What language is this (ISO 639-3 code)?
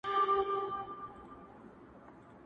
pus